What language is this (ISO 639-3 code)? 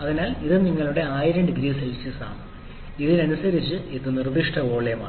mal